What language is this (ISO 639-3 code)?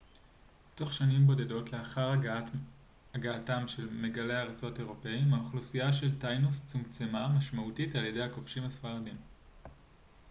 heb